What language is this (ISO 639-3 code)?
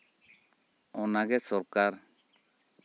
sat